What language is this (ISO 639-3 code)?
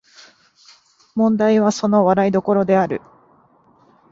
jpn